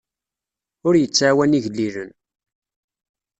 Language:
Kabyle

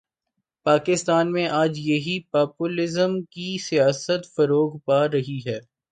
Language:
Urdu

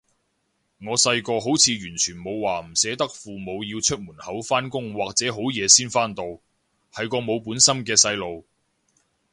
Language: Cantonese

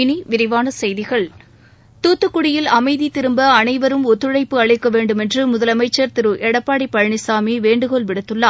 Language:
Tamil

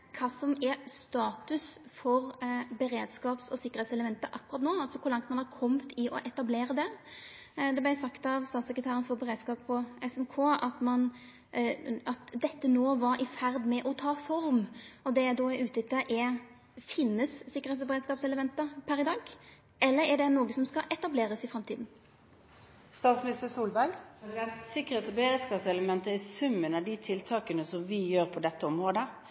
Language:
Norwegian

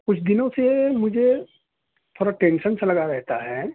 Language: Urdu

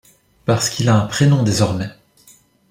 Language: French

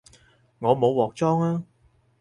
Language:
Cantonese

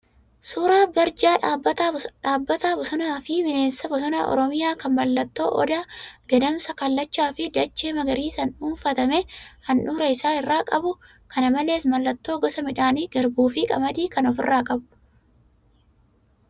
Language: Oromo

